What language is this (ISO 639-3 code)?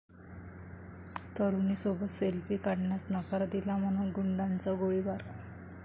mar